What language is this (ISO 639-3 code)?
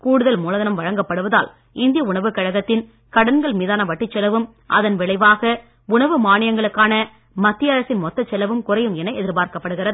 tam